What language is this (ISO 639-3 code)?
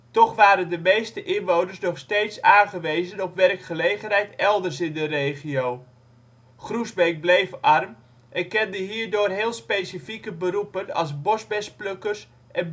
nld